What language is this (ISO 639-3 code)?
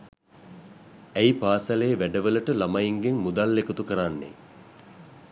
sin